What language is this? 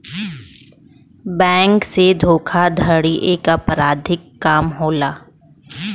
Bhojpuri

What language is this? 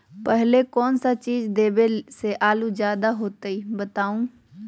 Magahi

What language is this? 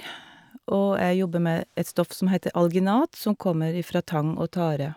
Norwegian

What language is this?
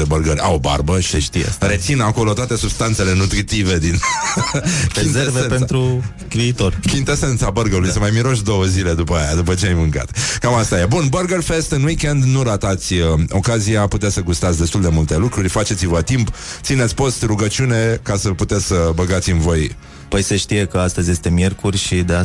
Romanian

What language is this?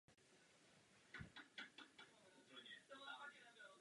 Czech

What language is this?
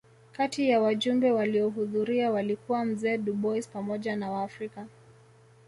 Swahili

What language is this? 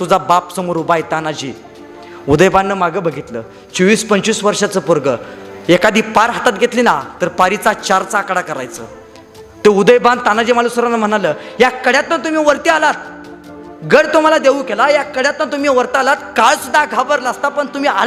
Marathi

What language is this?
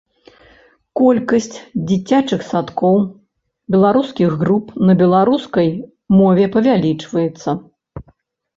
Belarusian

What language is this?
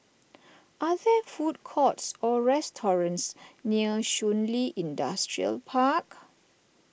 English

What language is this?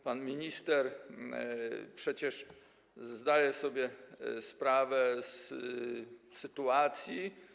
Polish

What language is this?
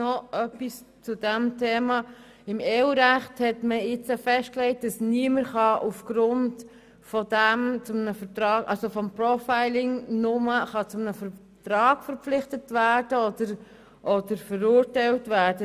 Swiss German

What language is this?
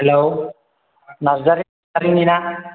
Bodo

